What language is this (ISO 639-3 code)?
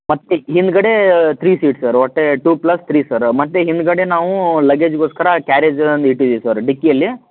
kan